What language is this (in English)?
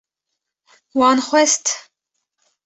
Kurdish